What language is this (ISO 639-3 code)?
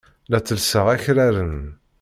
kab